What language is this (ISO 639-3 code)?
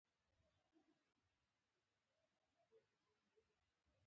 pus